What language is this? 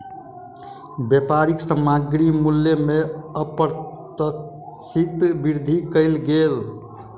Maithili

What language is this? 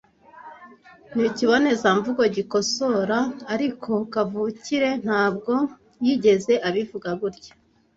Kinyarwanda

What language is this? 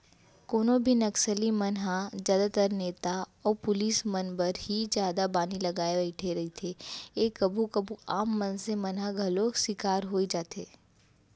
Chhattisgarhi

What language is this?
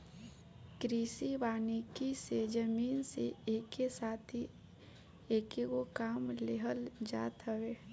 Bhojpuri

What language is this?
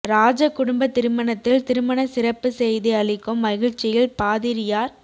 Tamil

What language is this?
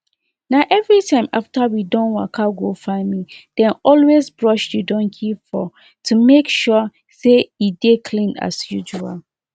Nigerian Pidgin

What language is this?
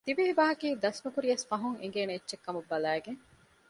Divehi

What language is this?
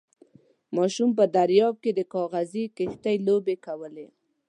Pashto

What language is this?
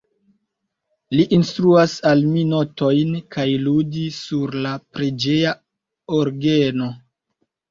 Esperanto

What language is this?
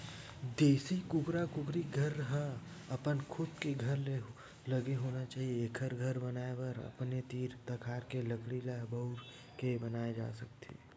Chhattisgarhi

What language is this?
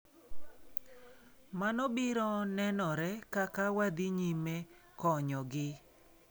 Luo (Kenya and Tanzania)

